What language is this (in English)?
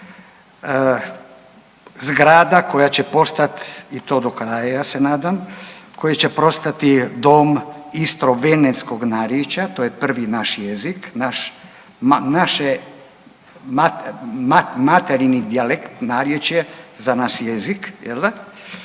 Croatian